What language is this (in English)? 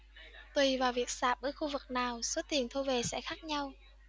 Vietnamese